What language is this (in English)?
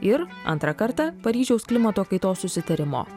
Lithuanian